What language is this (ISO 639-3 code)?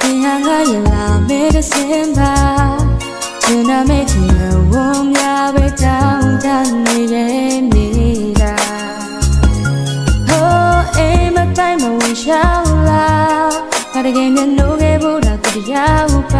tha